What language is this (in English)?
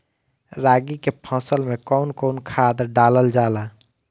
Bhojpuri